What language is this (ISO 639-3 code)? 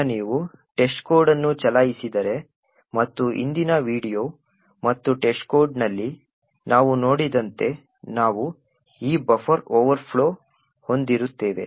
kan